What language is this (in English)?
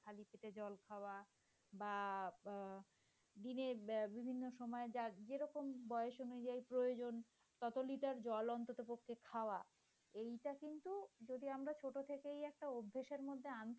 Bangla